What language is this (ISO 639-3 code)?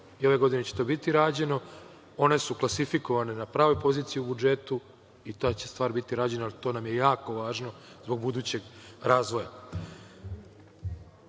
srp